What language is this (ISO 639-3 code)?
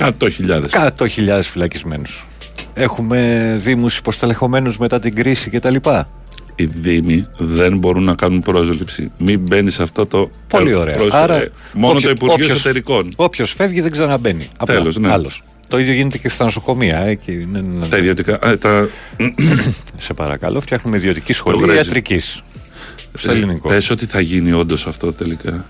ell